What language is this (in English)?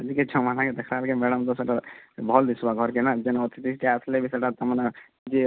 Odia